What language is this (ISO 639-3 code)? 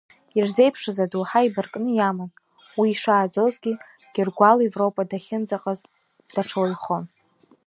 abk